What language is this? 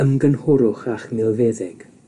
Welsh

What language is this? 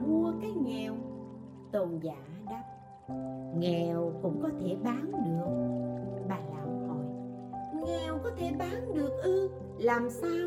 Vietnamese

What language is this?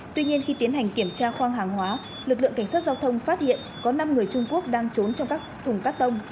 Vietnamese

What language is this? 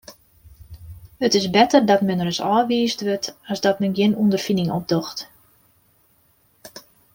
Western Frisian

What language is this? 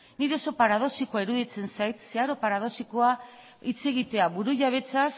Basque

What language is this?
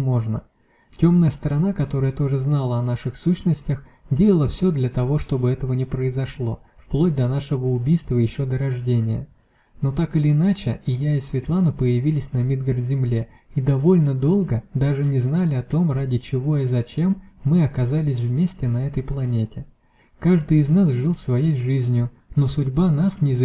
Russian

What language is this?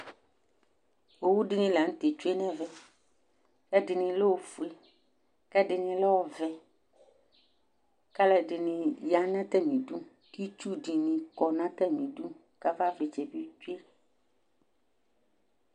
Ikposo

